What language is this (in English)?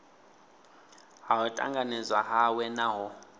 Venda